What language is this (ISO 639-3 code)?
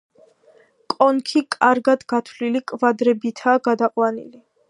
kat